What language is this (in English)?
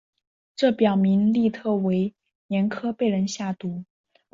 Chinese